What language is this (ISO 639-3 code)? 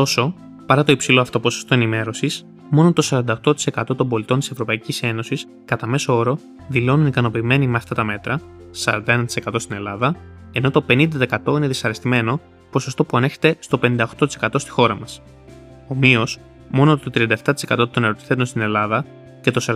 ell